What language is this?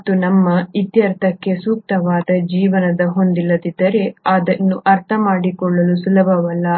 Kannada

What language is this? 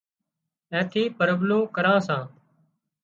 Wadiyara Koli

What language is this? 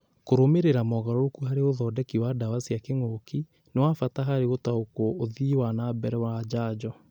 Kikuyu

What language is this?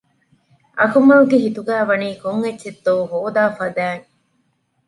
Divehi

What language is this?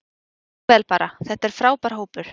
Icelandic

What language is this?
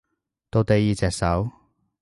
Cantonese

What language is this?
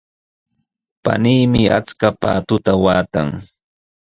Sihuas Ancash Quechua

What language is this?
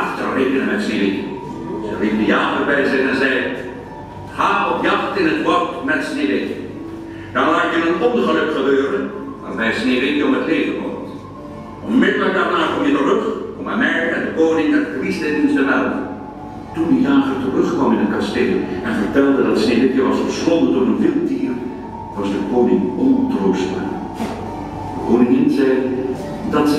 Dutch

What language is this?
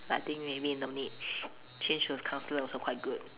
English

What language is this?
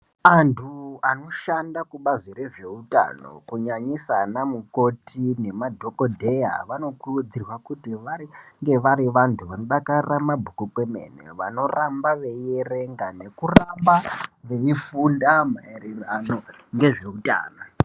Ndau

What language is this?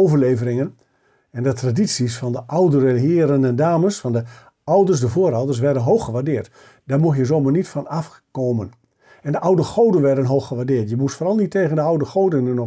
Dutch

